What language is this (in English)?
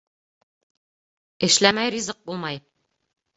Bashkir